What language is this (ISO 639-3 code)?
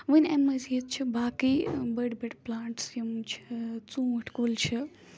kas